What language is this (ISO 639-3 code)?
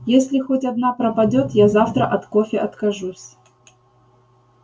rus